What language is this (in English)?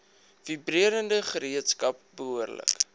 Afrikaans